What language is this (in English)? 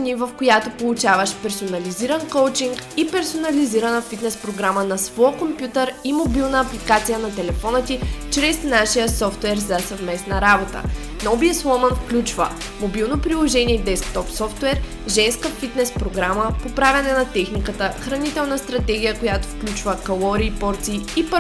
Bulgarian